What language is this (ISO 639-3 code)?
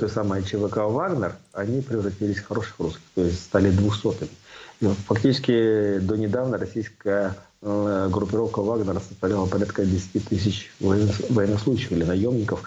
rus